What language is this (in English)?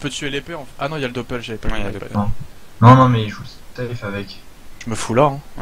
French